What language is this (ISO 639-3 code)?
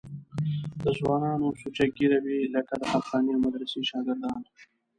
pus